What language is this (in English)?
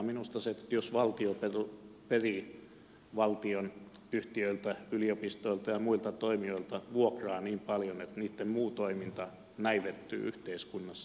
Finnish